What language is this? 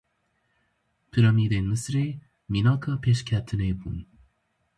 Kurdish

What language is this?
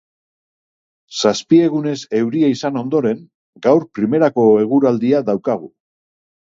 Basque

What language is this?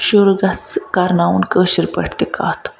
Kashmiri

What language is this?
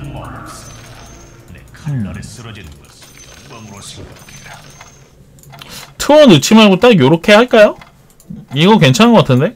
Korean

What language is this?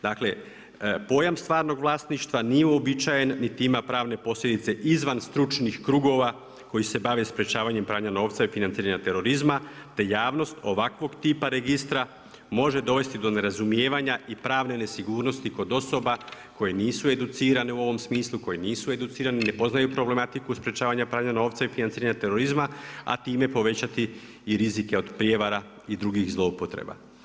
Croatian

